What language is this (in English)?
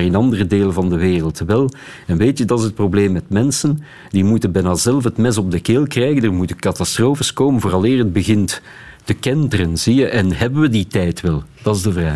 Dutch